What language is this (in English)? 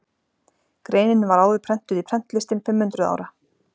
Icelandic